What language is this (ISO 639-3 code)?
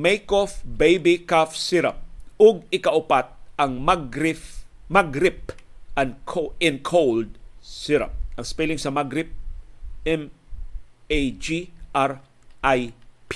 fil